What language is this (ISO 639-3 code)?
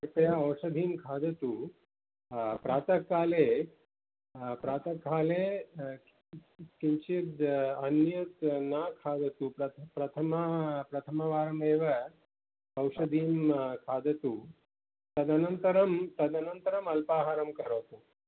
san